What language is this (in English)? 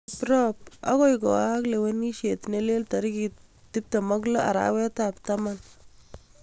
Kalenjin